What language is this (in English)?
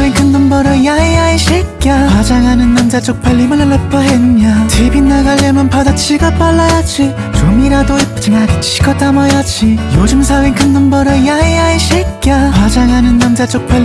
Korean